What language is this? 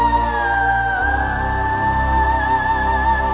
Indonesian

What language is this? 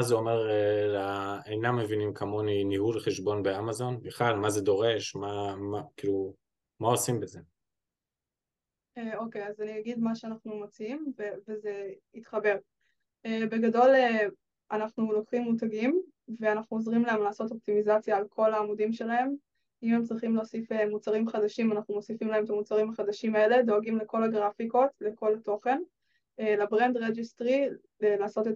Hebrew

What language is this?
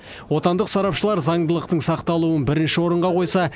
Kazakh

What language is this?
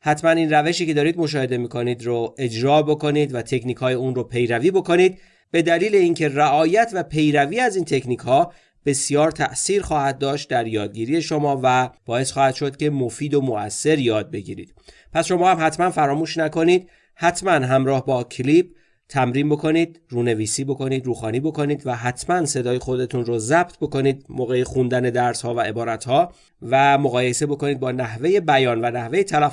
Persian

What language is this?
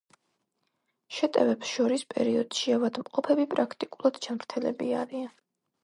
Georgian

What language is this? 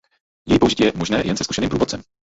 Czech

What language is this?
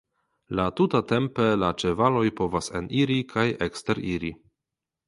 Esperanto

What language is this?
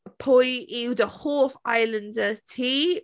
Welsh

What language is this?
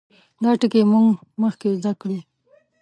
Pashto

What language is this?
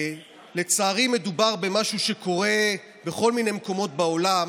Hebrew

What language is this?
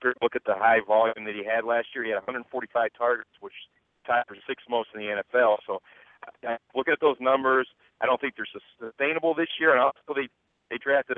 English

